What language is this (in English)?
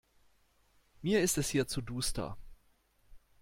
German